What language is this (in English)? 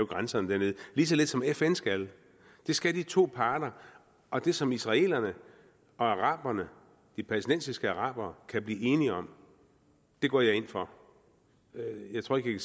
Danish